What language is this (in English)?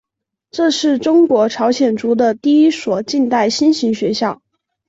Chinese